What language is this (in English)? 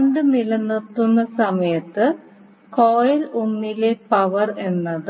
Malayalam